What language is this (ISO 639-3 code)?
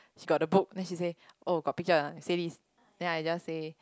eng